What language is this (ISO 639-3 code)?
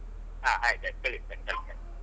kan